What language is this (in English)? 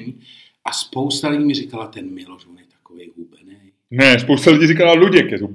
Czech